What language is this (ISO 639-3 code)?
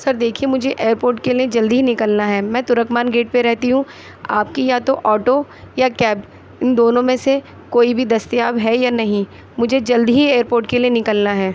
urd